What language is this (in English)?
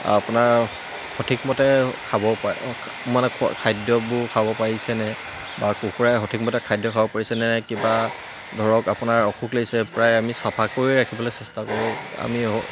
Assamese